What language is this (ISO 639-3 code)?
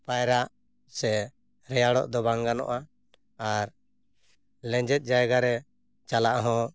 sat